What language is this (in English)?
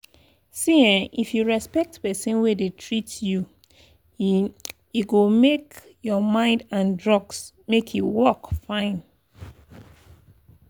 Nigerian Pidgin